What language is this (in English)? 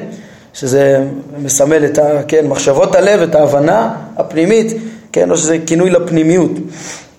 Hebrew